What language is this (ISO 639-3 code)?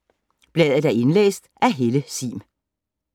dan